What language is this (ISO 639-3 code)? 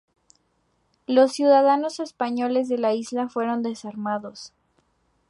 spa